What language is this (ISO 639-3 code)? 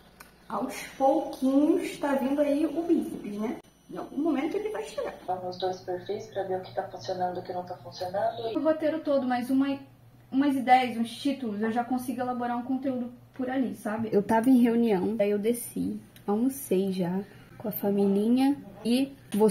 por